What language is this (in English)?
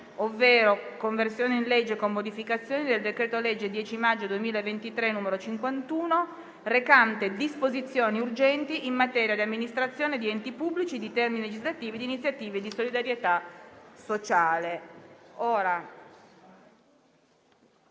Italian